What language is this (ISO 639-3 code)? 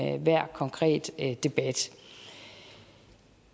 dan